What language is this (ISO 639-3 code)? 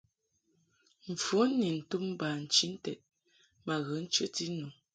mhk